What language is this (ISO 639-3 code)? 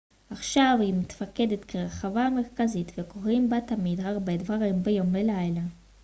heb